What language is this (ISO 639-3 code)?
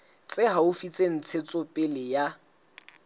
sot